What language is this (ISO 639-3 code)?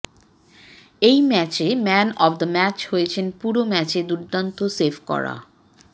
ben